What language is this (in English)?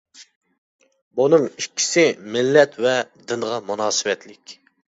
Uyghur